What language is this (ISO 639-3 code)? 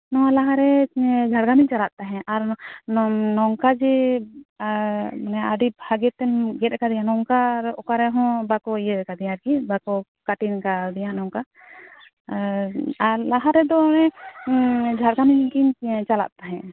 sat